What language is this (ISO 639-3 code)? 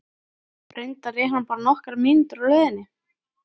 isl